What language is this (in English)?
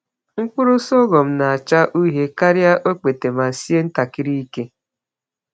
Igbo